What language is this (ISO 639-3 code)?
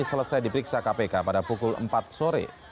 ind